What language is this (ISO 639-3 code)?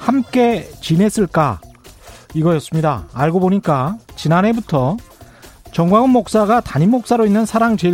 kor